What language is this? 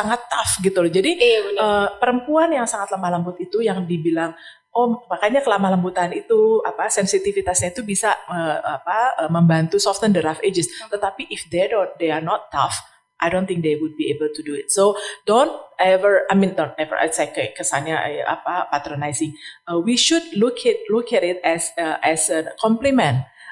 Indonesian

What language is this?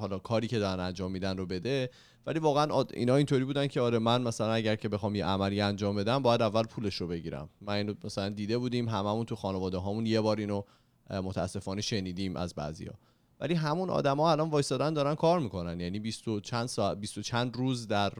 Persian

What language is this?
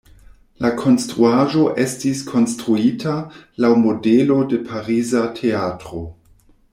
Esperanto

